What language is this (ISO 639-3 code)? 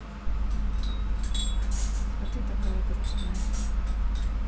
rus